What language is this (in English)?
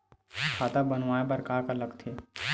Chhattisgarhi